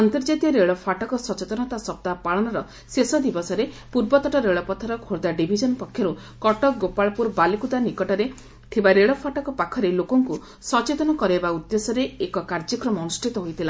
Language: Odia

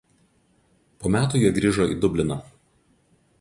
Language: Lithuanian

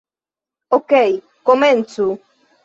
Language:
Esperanto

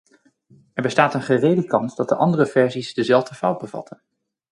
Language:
Dutch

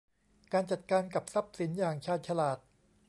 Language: Thai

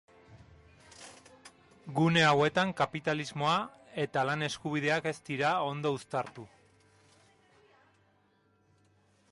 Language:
Basque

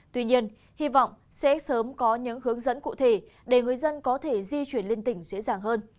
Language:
Vietnamese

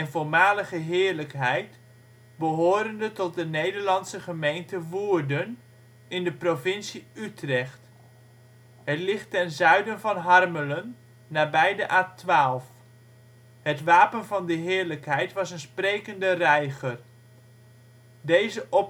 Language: Dutch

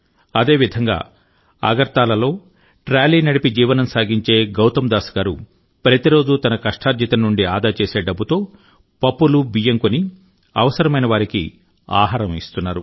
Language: Telugu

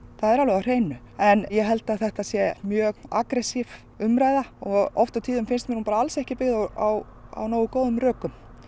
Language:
Icelandic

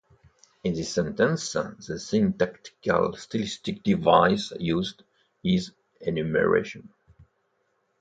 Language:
English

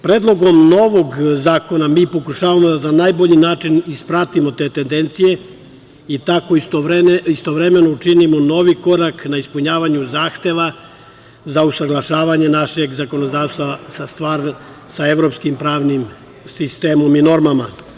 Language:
Serbian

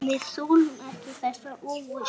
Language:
Icelandic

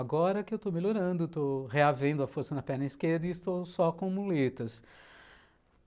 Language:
Portuguese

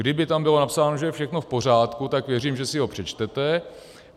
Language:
Czech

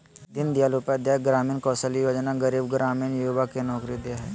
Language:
Magahi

